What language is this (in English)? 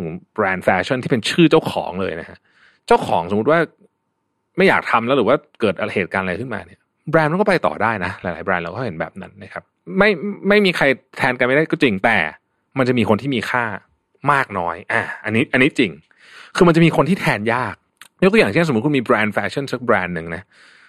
Thai